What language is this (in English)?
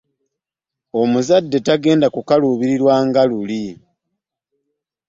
Ganda